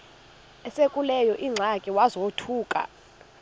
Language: Xhosa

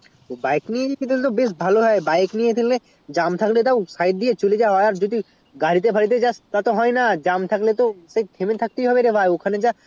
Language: Bangla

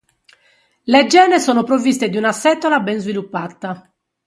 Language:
Italian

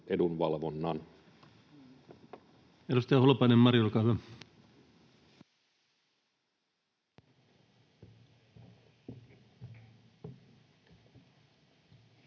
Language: Finnish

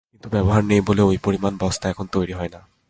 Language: Bangla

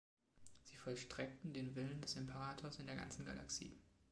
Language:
German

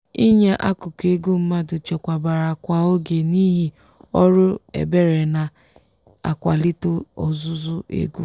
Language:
Igbo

